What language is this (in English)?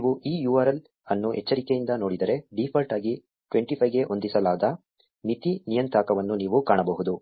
Kannada